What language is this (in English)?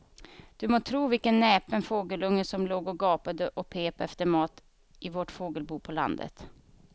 Swedish